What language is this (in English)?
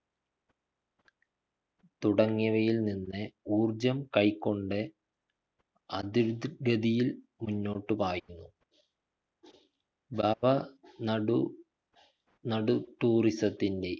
Malayalam